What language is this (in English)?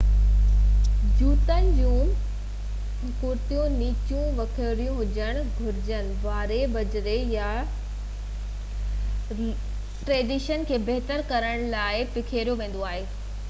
Sindhi